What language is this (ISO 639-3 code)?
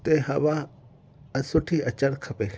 snd